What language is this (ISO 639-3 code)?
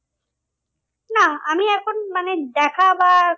ben